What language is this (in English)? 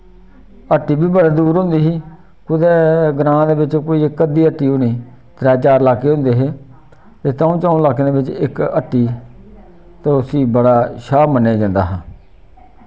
Dogri